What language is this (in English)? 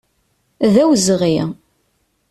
Kabyle